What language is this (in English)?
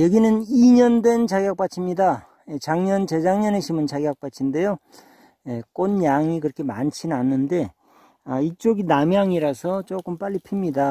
Korean